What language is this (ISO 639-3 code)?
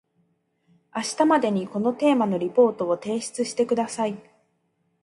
jpn